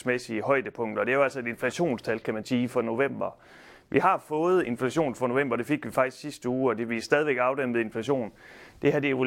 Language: Danish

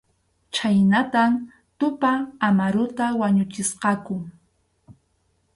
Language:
Arequipa-La Unión Quechua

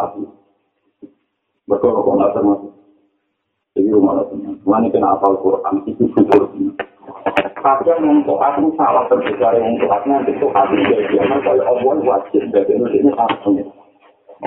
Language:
Malay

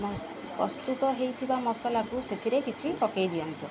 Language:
Odia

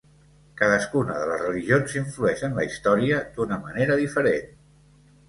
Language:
Catalan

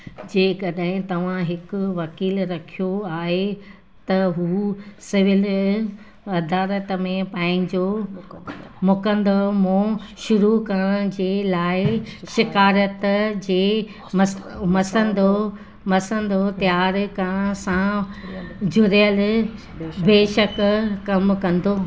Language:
Sindhi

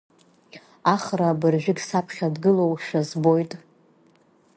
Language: Abkhazian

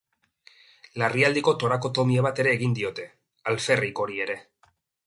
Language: Basque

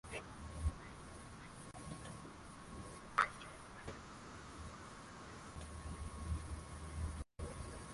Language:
Swahili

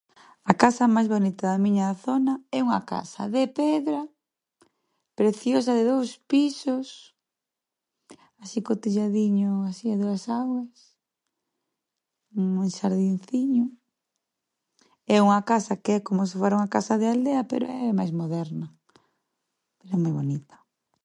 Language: Galician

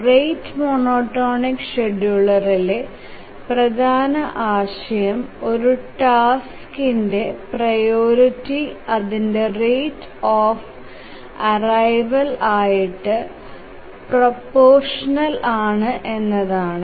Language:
Malayalam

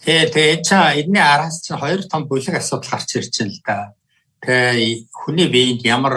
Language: Turkish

